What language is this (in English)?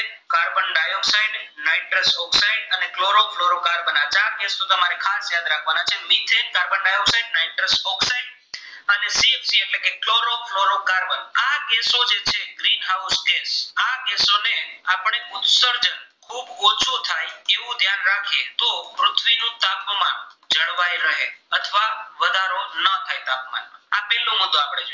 Gujarati